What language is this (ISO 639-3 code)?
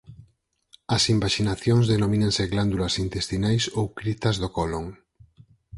glg